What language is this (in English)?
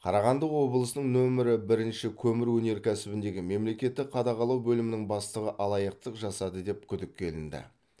Kazakh